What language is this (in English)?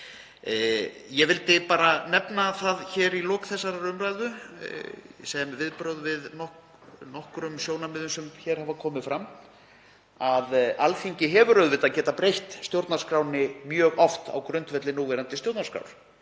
Icelandic